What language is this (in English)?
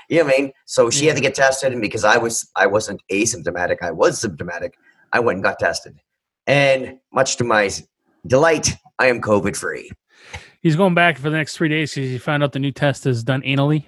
English